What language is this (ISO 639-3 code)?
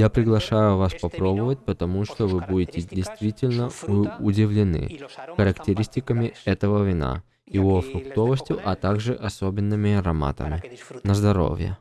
rus